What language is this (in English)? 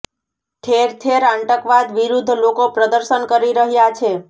Gujarati